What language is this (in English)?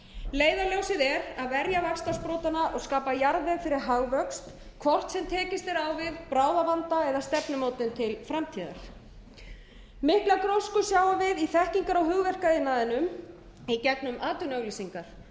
Icelandic